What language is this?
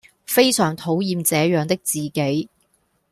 Cantonese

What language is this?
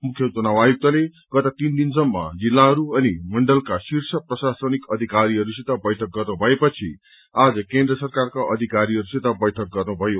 Nepali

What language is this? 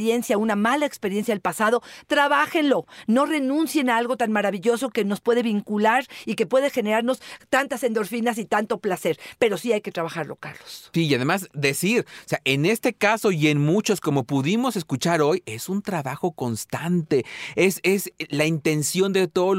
Spanish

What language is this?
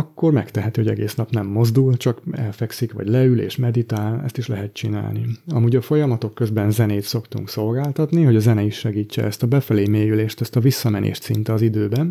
Hungarian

